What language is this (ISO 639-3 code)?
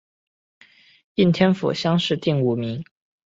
zho